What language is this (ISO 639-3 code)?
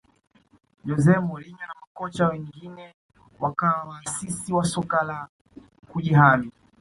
swa